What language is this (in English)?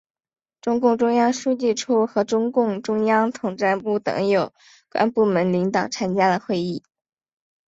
Chinese